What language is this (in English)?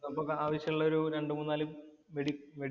Malayalam